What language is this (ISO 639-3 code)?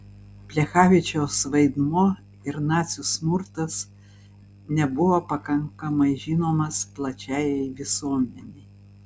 lit